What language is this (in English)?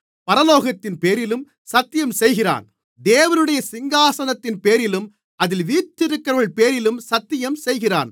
Tamil